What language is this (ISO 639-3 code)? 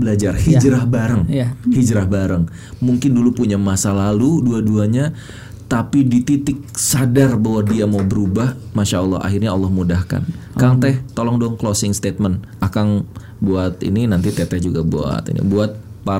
ind